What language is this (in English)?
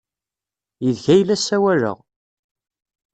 Kabyle